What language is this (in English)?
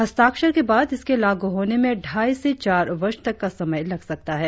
Hindi